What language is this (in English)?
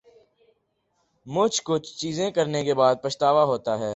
Urdu